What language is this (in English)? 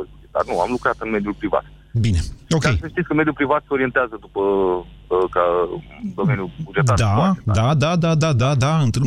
Romanian